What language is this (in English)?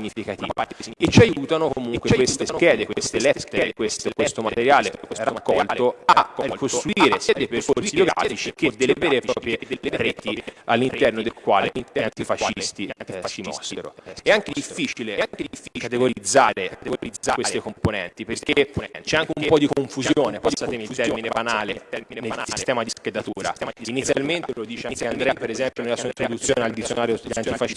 Italian